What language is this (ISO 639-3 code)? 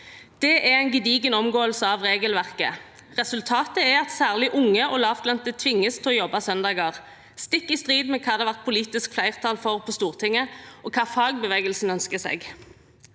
nor